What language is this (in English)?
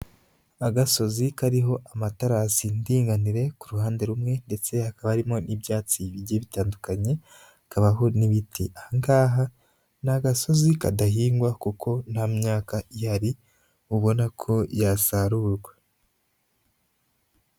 Kinyarwanda